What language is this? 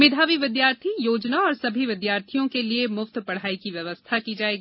Hindi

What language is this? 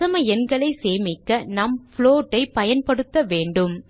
Tamil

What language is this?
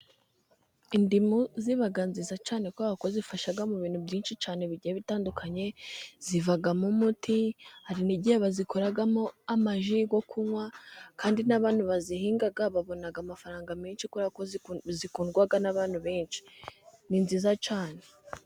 Kinyarwanda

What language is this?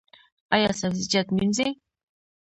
Pashto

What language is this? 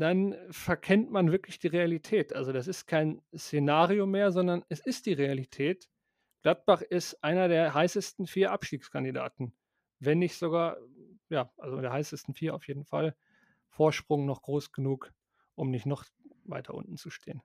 German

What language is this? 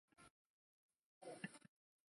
Chinese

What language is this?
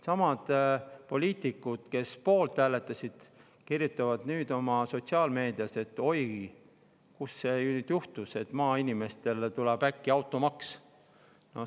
Estonian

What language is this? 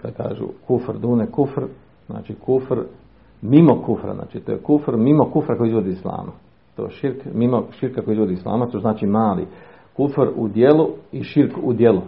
Croatian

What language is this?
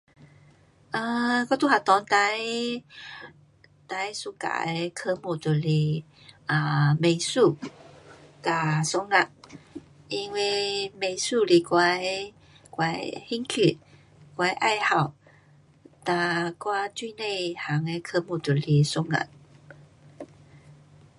Pu-Xian Chinese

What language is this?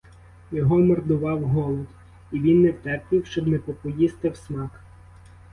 Ukrainian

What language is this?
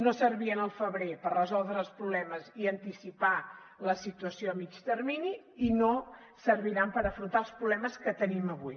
Catalan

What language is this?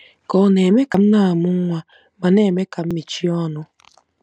Igbo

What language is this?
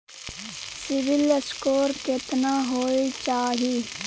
Maithili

